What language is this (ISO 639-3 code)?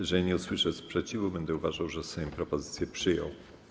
pol